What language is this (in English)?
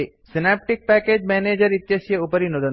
Sanskrit